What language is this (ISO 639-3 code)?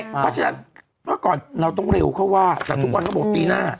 tha